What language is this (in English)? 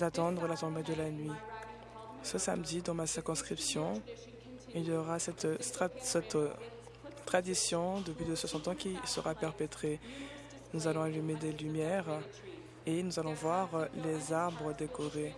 French